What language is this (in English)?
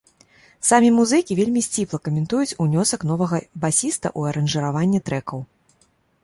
Belarusian